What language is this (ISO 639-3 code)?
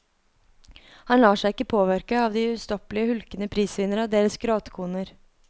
nor